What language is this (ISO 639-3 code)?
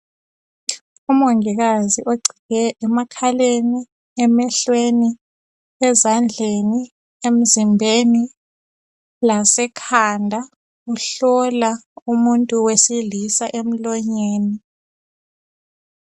nde